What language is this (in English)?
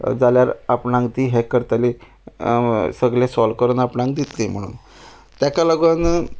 Konkani